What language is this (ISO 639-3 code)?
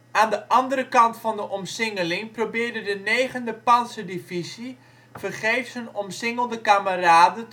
nld